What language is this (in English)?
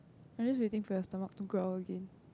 English